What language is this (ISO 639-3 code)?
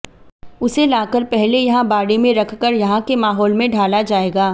hin